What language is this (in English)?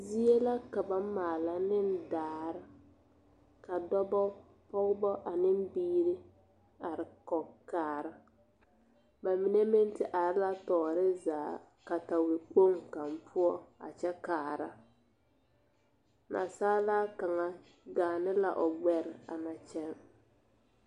Southern Dagaare